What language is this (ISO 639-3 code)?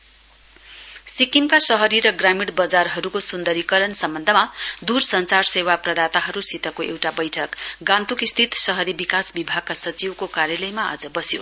nep